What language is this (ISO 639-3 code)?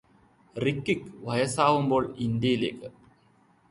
mal